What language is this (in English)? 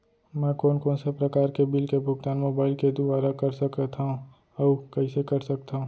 Chhattisgarhi